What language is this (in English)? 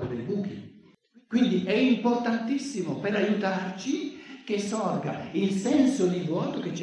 Italian